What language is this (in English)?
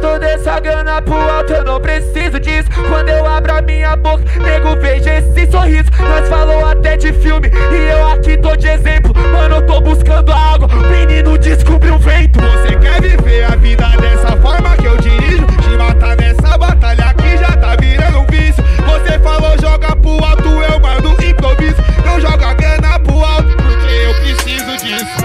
Portuguese